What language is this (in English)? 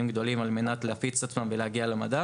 Hebrew